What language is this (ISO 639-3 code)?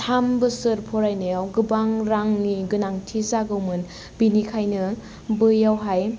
brx